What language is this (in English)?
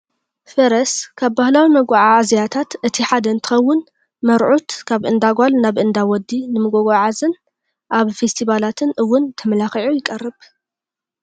Tigrinya